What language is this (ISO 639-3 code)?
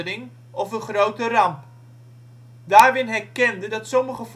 nld